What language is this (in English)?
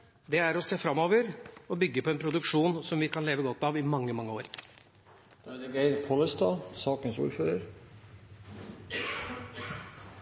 Norwegian